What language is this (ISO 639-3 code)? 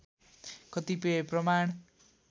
nep